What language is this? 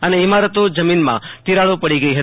Gujarati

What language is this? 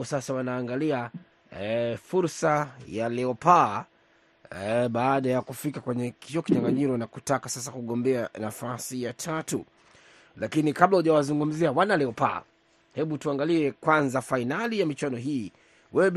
Swahili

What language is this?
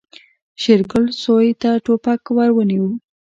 Pashto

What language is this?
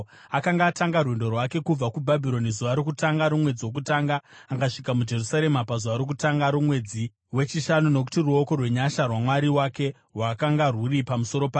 Shona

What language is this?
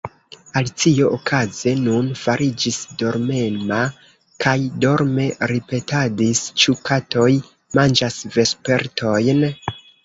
Esperanto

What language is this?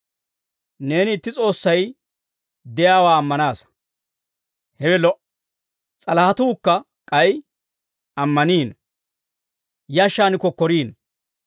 Dawro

